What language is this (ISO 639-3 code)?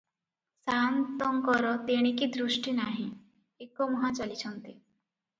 ori